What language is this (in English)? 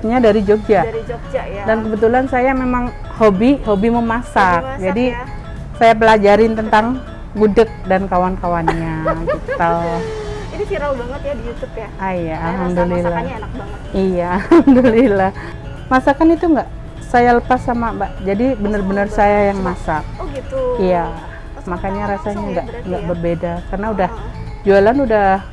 Indonesian